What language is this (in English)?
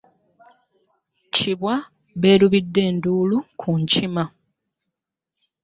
Ganda